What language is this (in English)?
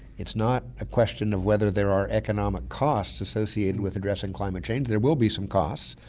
English